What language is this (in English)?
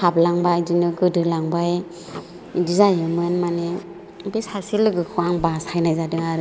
Bodo